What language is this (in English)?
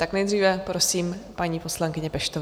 Czech